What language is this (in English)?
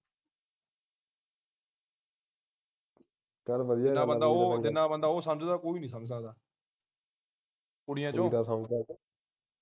Punjabi